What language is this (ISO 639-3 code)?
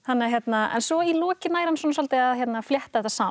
isl